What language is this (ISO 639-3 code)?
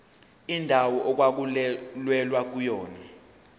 zul